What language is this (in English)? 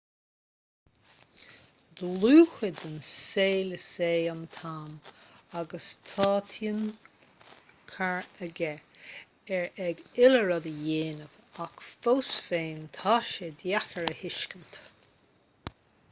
Irish